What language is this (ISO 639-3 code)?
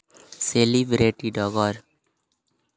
sat